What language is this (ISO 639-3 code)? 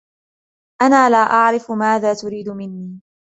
ara